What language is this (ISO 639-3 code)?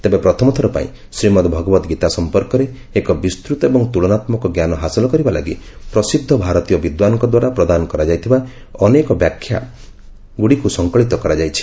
ori